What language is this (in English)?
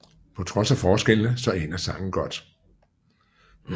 Danish